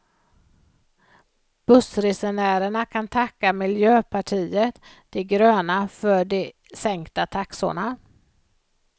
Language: Swedish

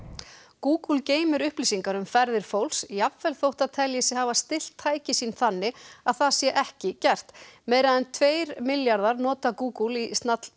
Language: Icelandic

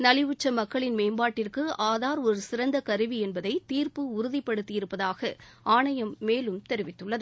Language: Tamil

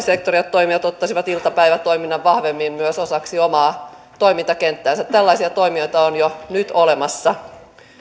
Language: Finnish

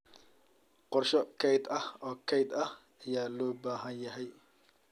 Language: Somali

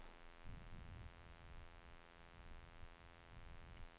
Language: Danish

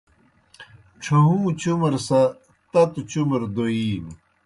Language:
Kohistani Shina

